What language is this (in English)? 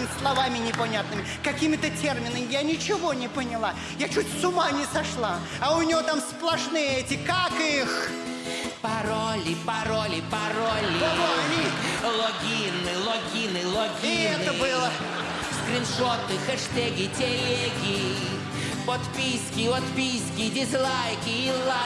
Russian